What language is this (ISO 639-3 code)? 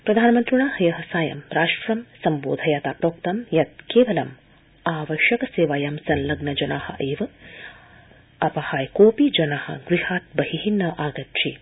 san